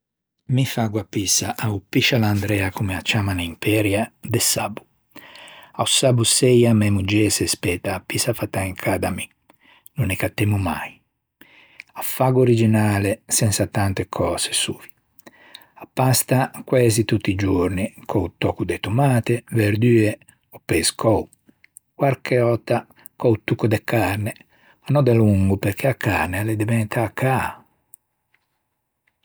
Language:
Ligurian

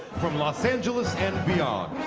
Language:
English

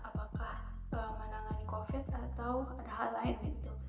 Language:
Indonesian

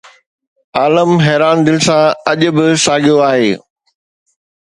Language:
Sindhi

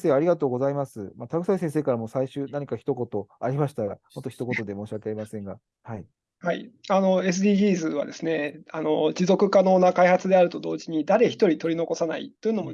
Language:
Japanese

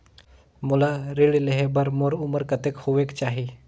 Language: Chhattisgarhi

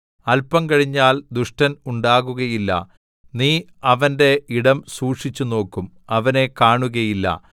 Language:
Malayalam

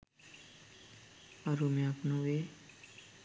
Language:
Sinhala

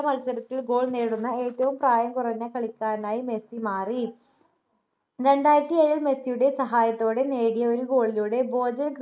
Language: Malayalam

